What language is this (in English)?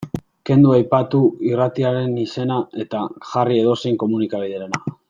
Basque